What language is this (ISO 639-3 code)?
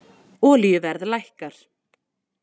isl